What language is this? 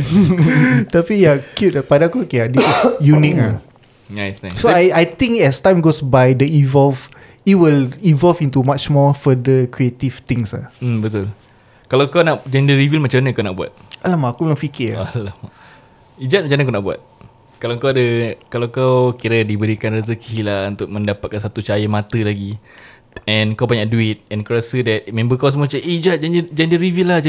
Malay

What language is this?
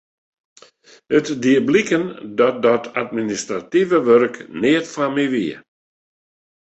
Western Frisian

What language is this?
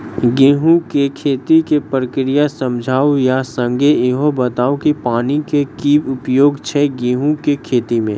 Maithili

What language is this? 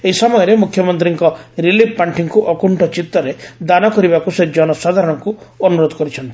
Odia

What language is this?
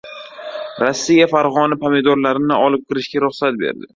Uzbek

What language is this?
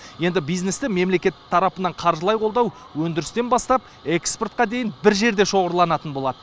Kazakh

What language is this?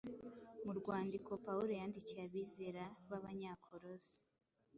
Kinyarwanda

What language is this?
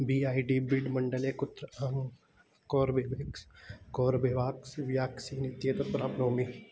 Sanskrit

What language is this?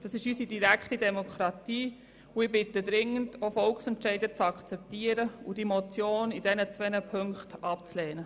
Swiss German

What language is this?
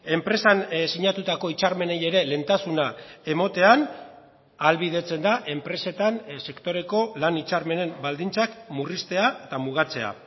Basque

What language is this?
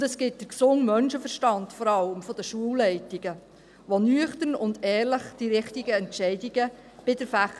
Swiss German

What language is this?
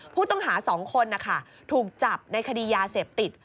Thai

